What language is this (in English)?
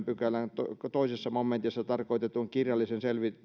Finnish